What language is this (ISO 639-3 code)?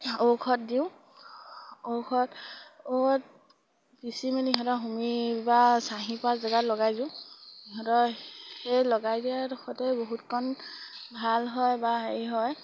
asm